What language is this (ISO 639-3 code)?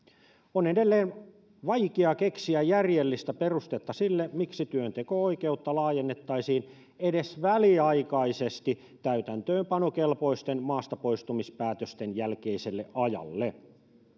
fin